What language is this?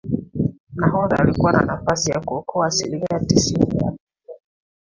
Swahili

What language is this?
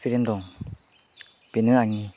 Bodo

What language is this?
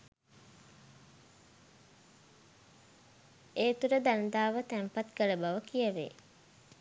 Sinhala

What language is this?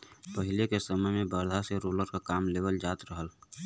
Bhojpuri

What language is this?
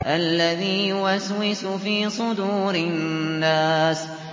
Arabic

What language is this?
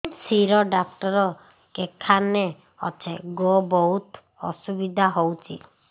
Odia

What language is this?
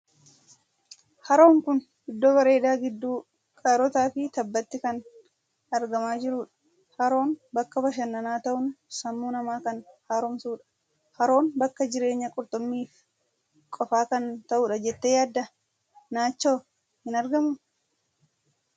Oromo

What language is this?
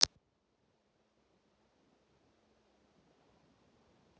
Russian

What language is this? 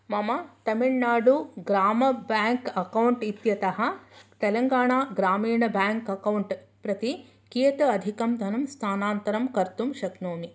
Sanskrit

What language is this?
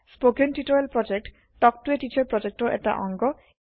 Assamese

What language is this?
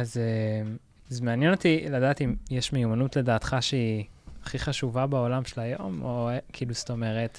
Hebrew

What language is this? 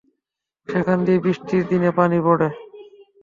Bangla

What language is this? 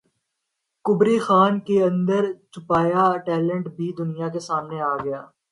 Urdu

